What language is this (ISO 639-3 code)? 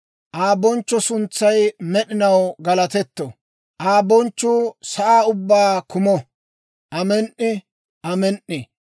dwr